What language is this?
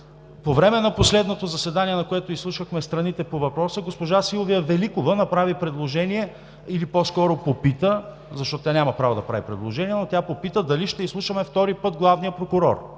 Bulgarian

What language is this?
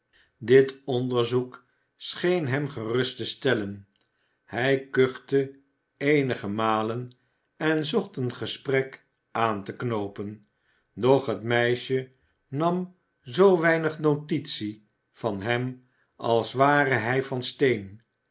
Dutch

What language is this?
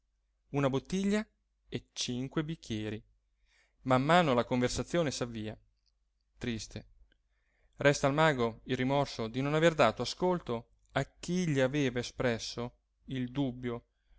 Italian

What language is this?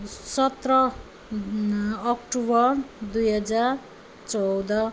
Nepali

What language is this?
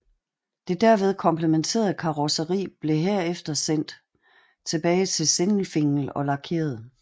Danish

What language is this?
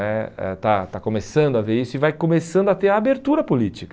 Portuguese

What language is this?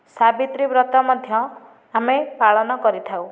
Odia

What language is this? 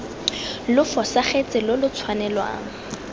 Tswana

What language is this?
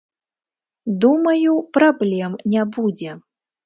Belarusian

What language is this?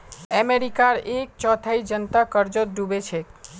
Magahi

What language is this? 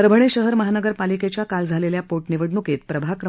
Marathi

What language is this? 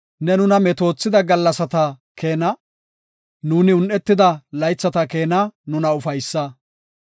Gofa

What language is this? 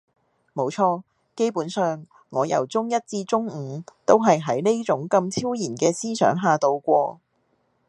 Cantonese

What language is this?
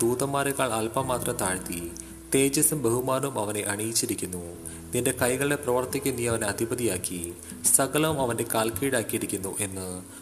Malayalam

